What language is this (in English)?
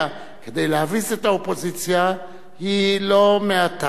Hebrew